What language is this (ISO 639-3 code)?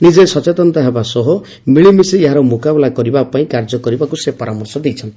ori